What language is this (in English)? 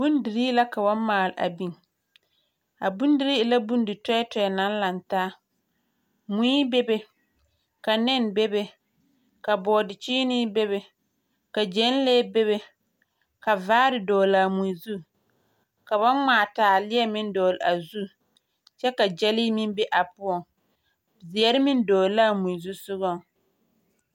Southern Dagaare